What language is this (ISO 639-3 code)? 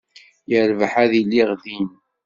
kab